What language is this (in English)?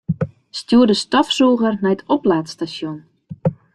Western Frisian